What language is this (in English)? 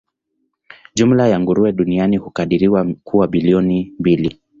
Swahili